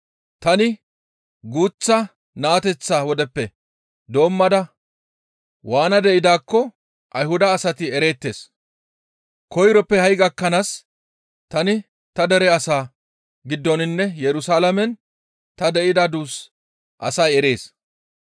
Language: Gamo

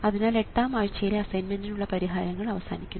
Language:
Malayalam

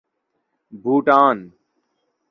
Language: Urdu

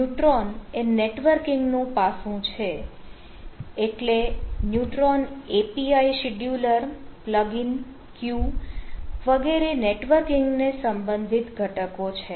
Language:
Gujarati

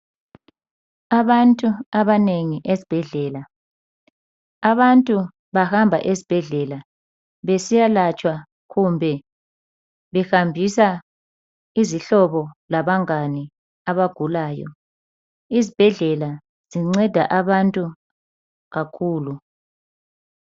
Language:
North Ndebele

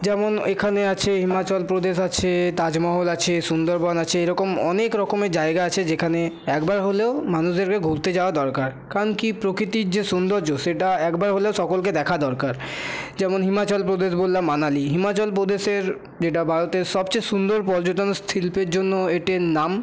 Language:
Bangla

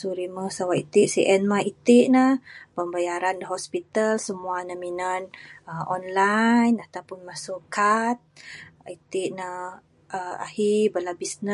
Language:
Bukar-Sadung Bidayuh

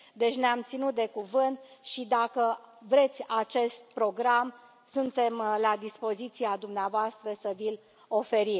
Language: Romanian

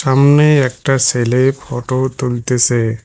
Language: Bangla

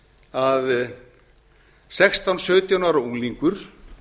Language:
Icelandic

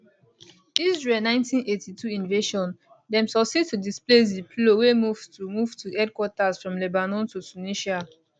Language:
Nigerian Pidgin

